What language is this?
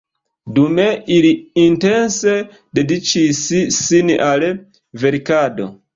Esperanto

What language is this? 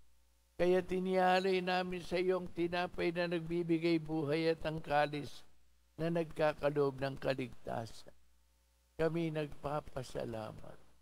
Filipino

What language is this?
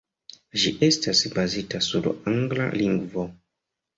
Esperanto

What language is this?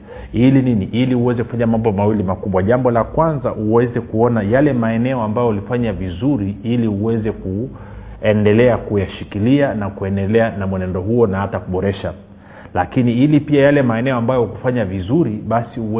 Swahili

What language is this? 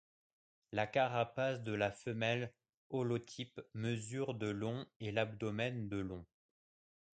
French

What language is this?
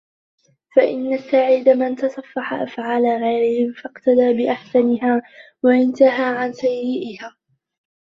Arabic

